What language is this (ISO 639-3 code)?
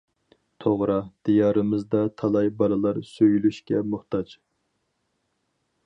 uig